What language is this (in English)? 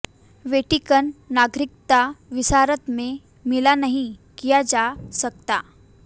Hindi